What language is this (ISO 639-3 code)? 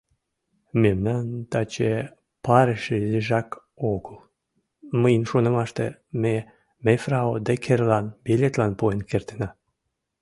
chm